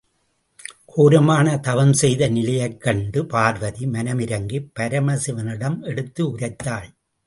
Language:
Tamil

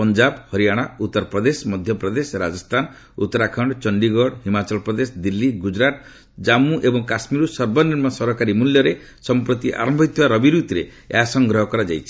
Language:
Odia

